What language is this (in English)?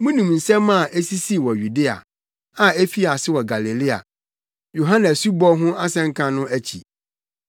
Akan